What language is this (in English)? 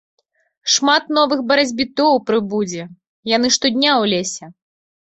Belarusian